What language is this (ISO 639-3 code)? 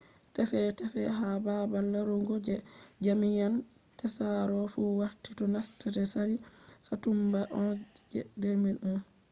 ful